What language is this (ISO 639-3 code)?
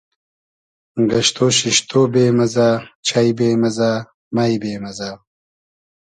haz